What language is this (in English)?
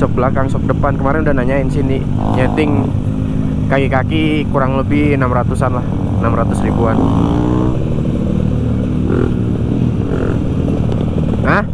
Indonesian